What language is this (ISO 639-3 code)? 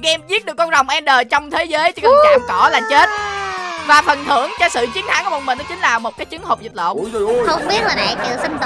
vie